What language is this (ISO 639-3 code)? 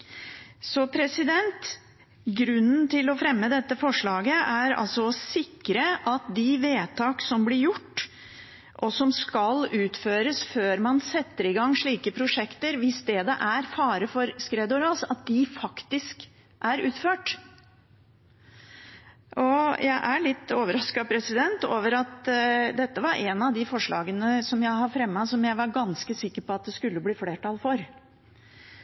nob